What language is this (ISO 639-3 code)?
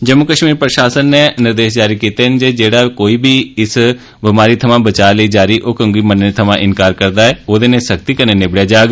doi